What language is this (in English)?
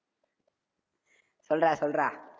Tamil